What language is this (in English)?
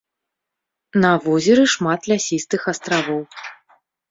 Belarusian